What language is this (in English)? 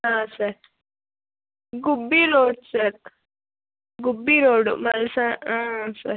Kannada